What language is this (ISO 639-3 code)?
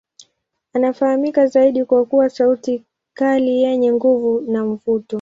swa